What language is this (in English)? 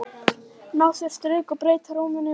Icelandic